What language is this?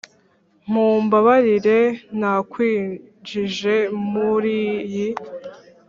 Kinyarwanda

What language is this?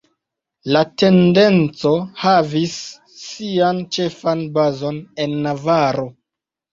Esperanto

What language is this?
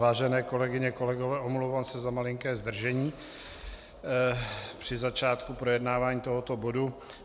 Czech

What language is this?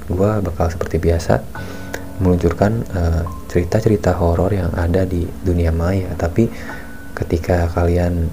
Indonesian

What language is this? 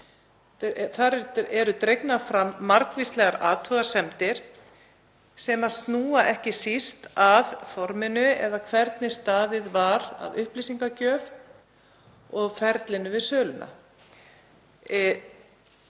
Icelandic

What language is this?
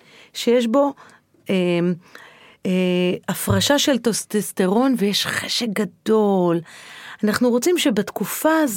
Hebrew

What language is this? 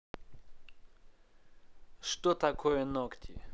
Russian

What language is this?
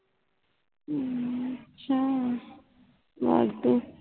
Punjabi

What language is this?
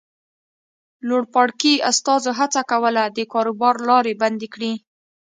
Pashto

